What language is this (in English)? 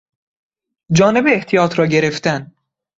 Persian